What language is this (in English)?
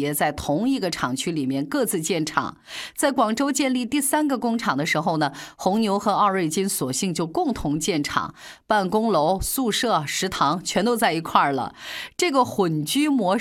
Chinese